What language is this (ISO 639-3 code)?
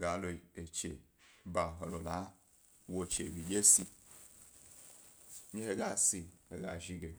gby